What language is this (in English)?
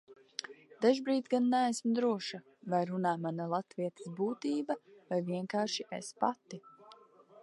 Latvian